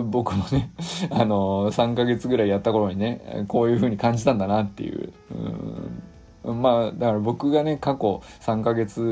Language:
Japanese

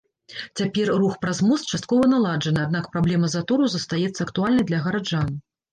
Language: Belarusian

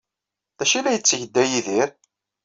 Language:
Kabyle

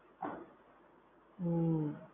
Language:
Gujarati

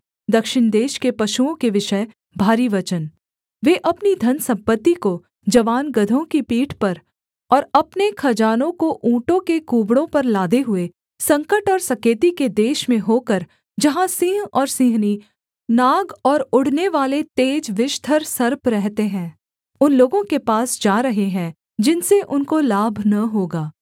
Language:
Hindi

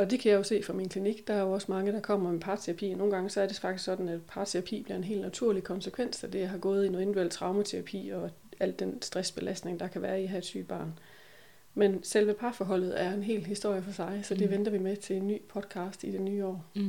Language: Danish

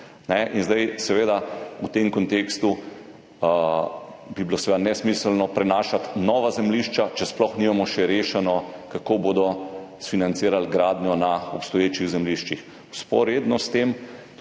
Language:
Slovenian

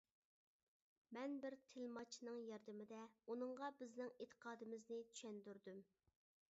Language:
Uyghur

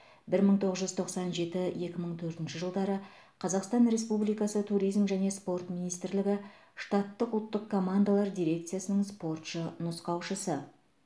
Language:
Kazakh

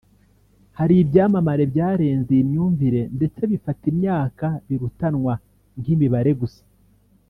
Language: Kinyarwanda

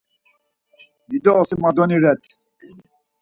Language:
Laz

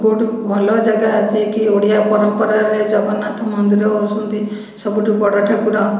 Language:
Odia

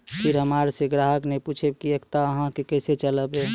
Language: Maithili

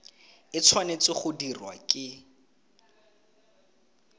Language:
Tswana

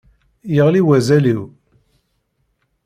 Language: Kabyle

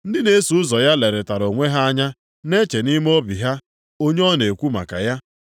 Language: Igbo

